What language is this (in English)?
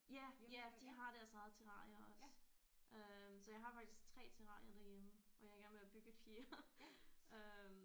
Danish